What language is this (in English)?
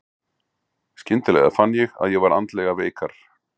Icelandic